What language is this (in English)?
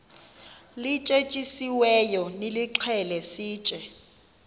Xhosa